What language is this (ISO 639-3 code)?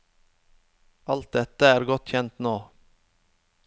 nor